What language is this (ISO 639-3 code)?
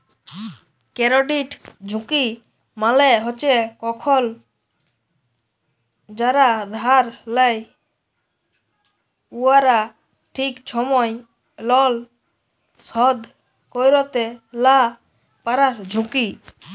ben